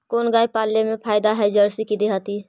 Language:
Magahi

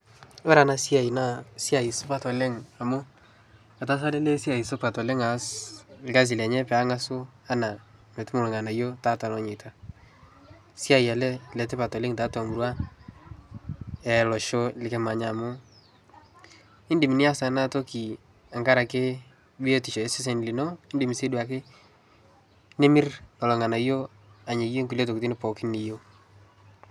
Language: Masai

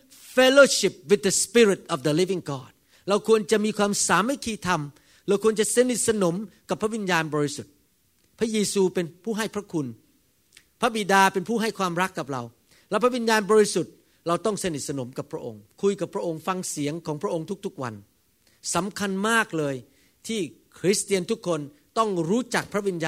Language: Thai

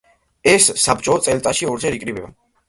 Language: Georgian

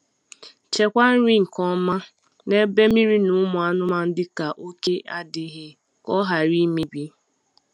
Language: Igbo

